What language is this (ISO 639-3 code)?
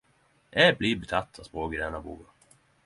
nno